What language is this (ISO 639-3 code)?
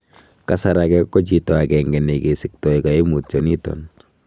kln